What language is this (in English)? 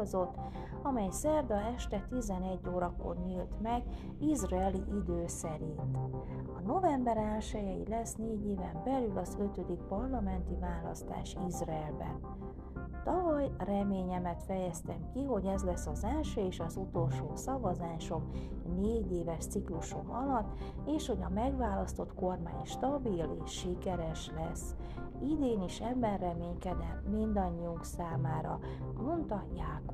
Hungarian